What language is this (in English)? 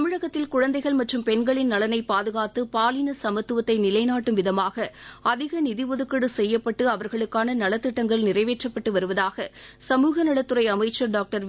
Tamil